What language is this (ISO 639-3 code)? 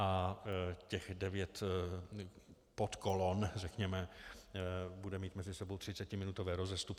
ces